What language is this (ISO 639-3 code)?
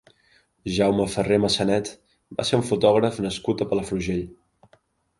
cat